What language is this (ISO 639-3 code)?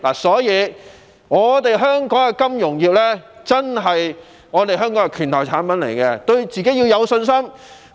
yue